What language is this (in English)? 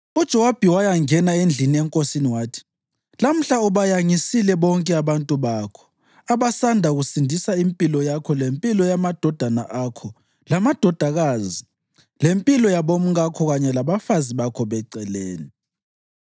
North Ndebele